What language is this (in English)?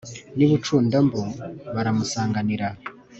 Kinyarwanda